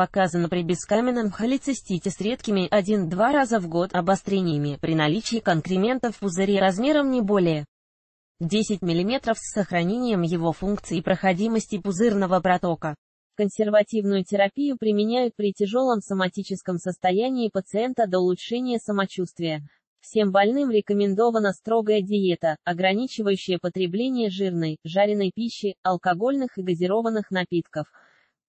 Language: Russian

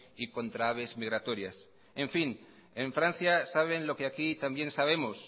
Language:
Spanish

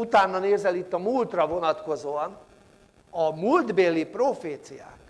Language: Hungarian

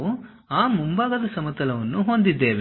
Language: Kannada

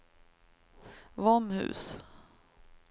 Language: Swedish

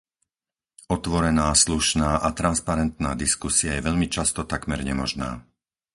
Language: Slovak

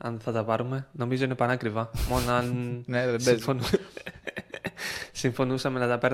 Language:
Greek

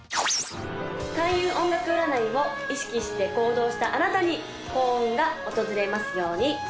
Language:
Japanese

